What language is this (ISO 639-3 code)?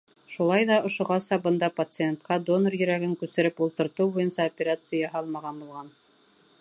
bak